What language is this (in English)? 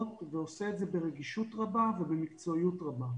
Hebrew